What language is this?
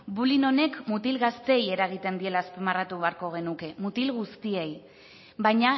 Basque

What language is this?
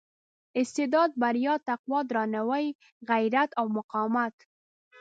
Pashto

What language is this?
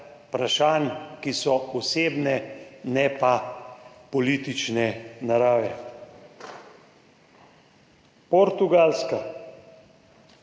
Slovenian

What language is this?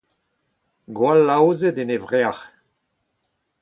Breton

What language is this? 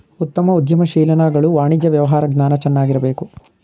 Kannada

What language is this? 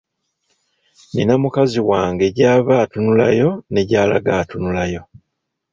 Ganda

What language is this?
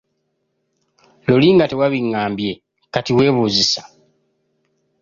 Ganda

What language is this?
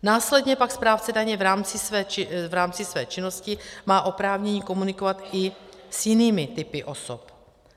Czech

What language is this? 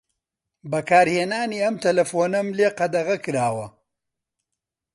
Central Kurdish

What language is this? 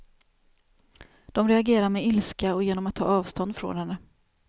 Swedish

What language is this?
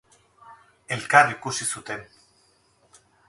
Basque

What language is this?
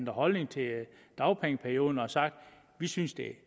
Danish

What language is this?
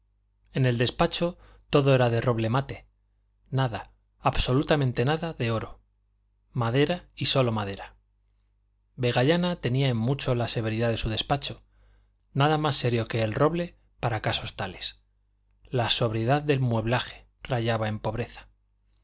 Spanish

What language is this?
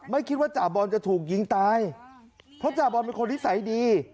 Thai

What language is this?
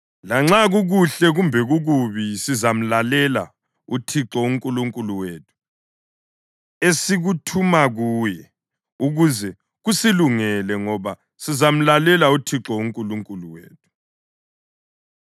North Ndebele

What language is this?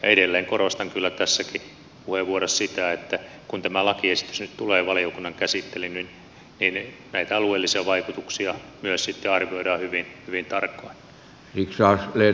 Finnish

